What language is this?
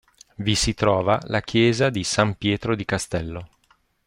Italian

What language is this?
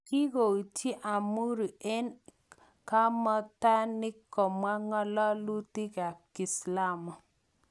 Kalenjin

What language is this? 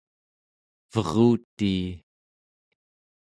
Central Yupik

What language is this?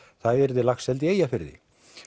Icelandic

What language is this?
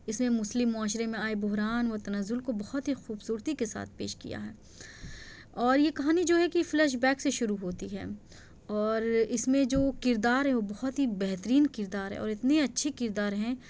Urdu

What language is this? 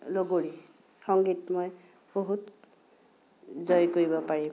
Assamese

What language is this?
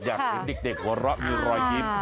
Thai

